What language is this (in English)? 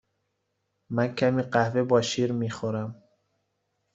Persian